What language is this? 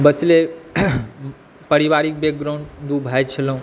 Maithili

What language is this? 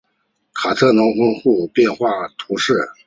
Chinese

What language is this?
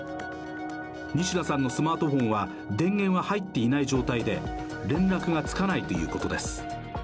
Japanese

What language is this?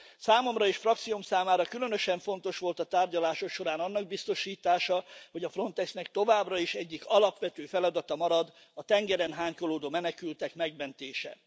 Hungarian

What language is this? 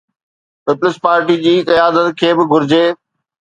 Sindhi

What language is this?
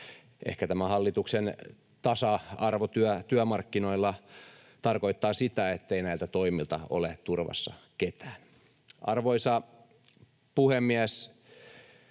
Finnish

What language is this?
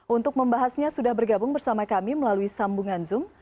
Indonesian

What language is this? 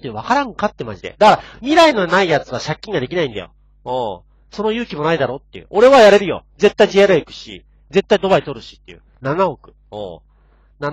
Japanese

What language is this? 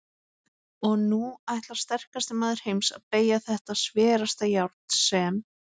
Icelandic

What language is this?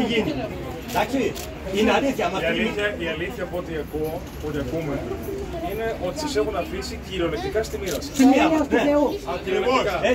Greek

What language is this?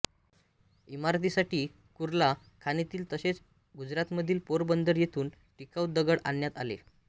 Marathi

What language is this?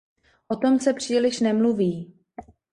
Czech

